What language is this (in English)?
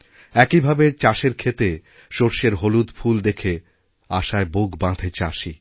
Bangla